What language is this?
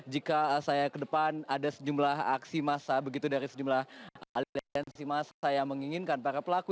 Indonesian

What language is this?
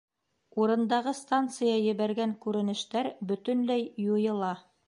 Bashkir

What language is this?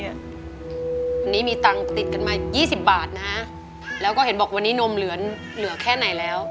Thai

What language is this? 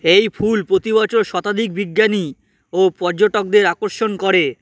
Bangla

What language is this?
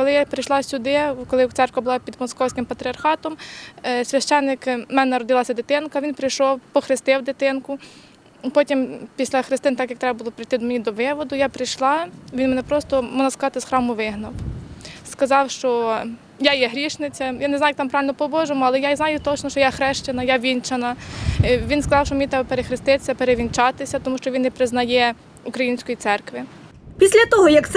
Ukrainian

